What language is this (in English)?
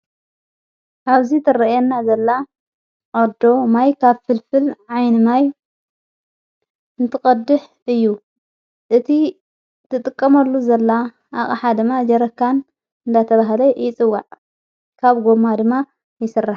Tigrinya